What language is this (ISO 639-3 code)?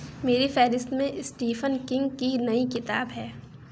urd